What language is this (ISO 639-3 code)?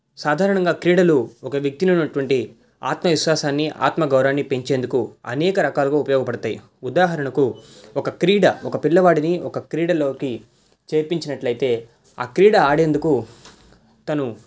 tel